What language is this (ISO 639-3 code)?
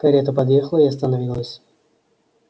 rus